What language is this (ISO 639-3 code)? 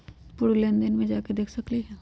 mag